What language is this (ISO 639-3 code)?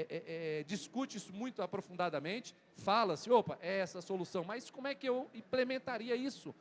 por